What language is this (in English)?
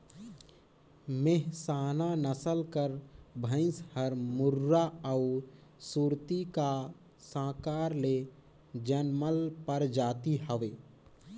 Chhattisgarhi